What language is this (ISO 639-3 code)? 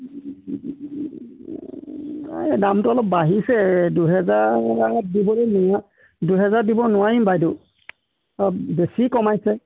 asm